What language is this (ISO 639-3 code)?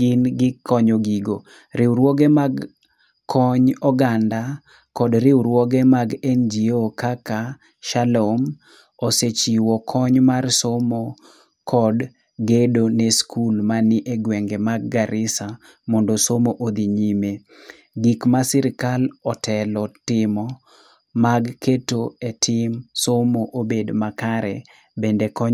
luo